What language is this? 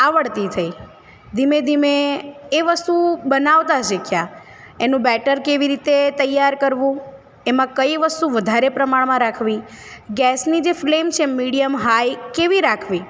Gujarati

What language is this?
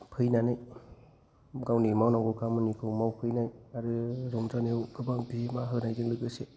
Bodo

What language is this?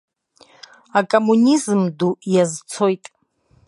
Abkhazian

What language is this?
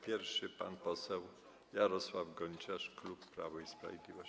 Polish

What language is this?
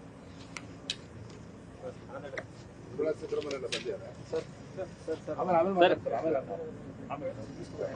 Kannada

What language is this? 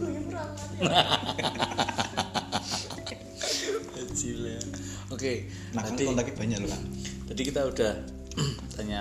Indonesian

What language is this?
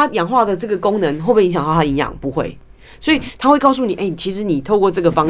Chinese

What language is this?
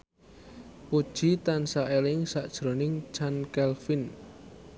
Javanese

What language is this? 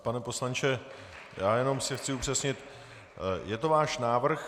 Czech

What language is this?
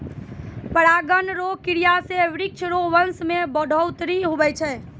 Maithili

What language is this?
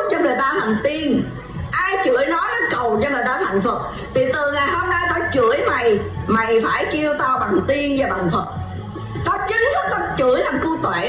Vietnamese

